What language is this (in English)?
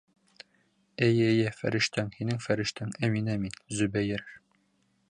Bashkir